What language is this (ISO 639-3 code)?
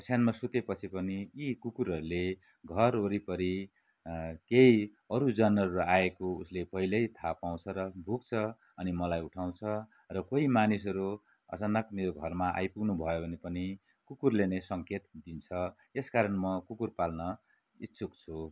nep